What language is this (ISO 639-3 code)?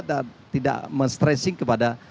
ind